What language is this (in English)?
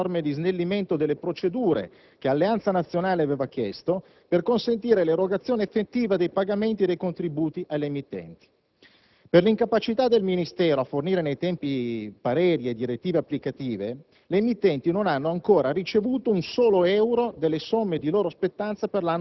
Italian